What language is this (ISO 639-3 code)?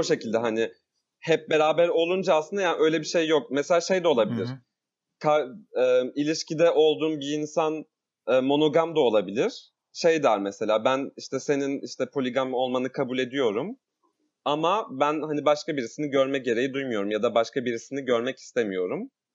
tur